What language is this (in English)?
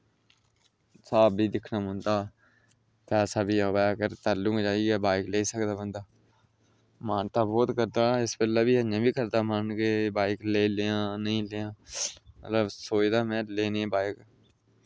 Dogri